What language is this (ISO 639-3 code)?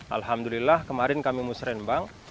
ind